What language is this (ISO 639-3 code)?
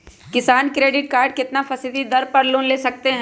mag